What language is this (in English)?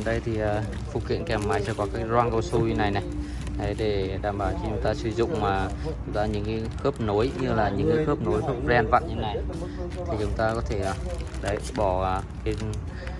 Vietnamese